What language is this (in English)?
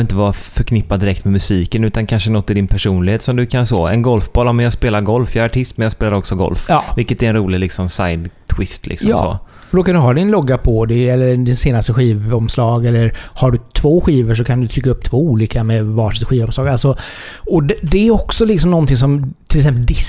Swedish